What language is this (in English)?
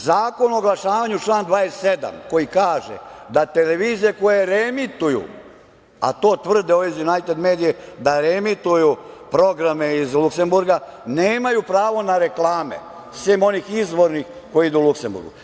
Serbian